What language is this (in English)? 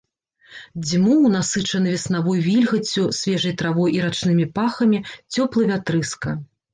Belarusian